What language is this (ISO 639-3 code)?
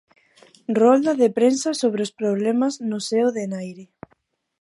glg